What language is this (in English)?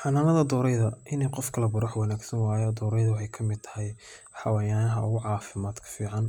Somali